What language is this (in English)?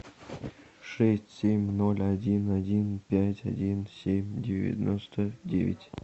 Russian